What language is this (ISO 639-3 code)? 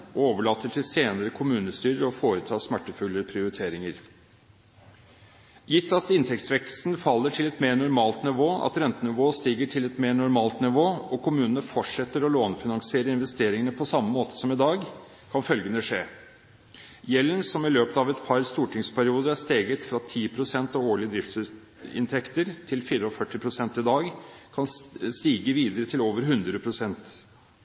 nob